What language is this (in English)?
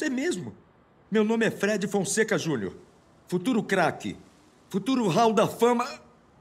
Portuguese